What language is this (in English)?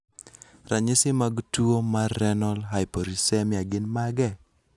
Luo (Kenya and Tanzania)